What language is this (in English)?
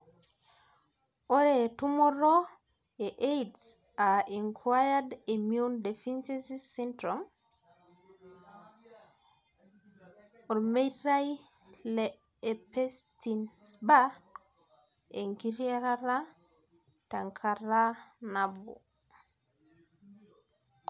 Masai